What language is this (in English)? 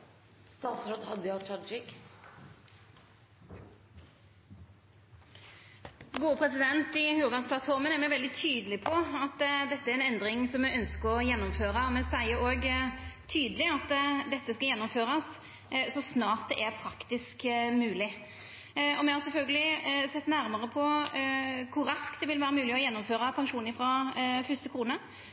Norwegian Nynorsk